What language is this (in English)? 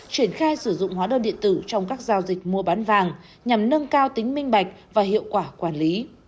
Vietnamese